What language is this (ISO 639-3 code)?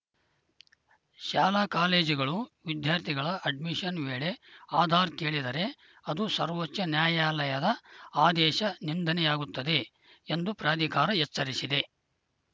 kan